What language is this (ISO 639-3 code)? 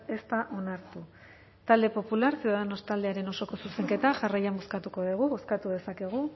eus